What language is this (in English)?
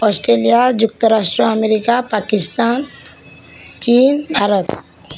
Odia